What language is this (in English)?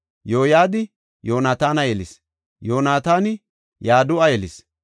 Gofa